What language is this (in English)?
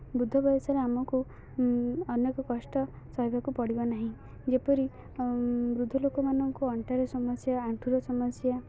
Odia